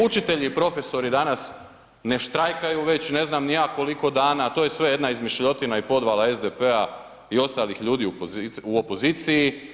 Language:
Croatian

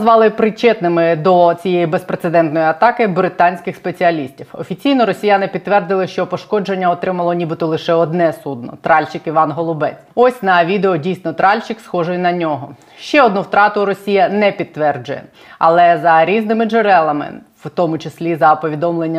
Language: Ukrainian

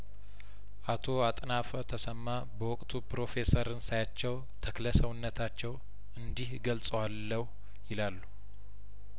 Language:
Amharic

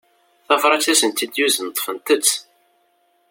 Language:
Kabyle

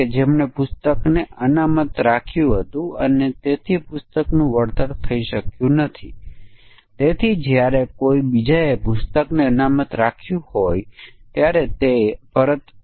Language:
Gujarati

